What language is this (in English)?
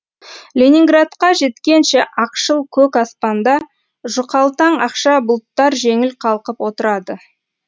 Kazakh